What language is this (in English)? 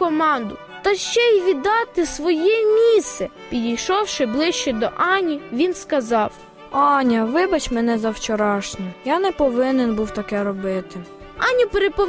Ukrainian